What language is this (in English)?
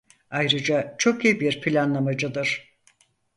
Turkish